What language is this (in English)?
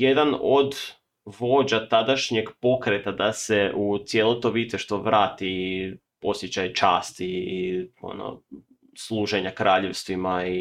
Croatian